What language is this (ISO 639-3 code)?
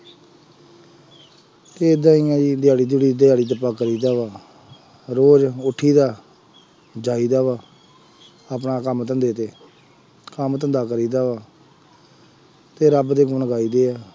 pan